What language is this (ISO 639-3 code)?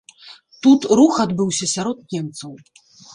bel